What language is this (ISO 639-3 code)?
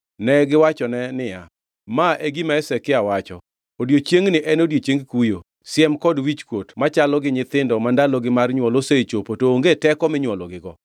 luo